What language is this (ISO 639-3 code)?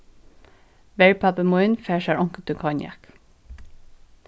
fao